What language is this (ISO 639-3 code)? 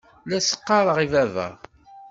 kab